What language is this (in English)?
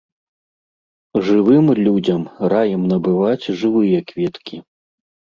Belarusian